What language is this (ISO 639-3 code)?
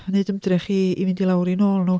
cym